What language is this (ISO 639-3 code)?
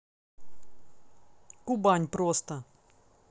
rus